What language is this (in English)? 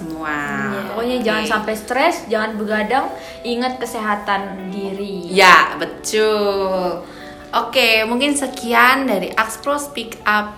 Indonesian